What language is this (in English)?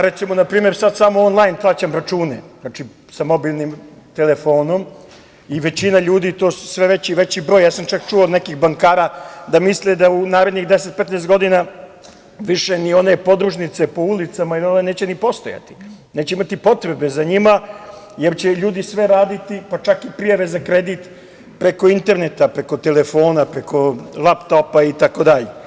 Serbian